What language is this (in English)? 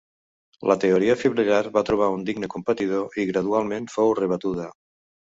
Catalan